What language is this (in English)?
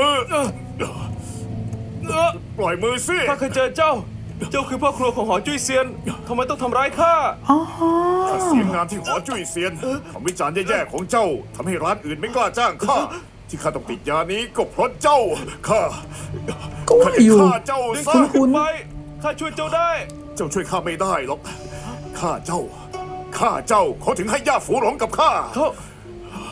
Thai